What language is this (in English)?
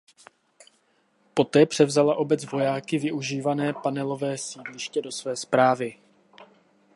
Czech